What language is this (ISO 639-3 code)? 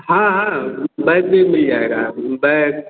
hin